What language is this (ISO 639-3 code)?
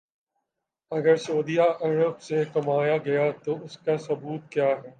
urd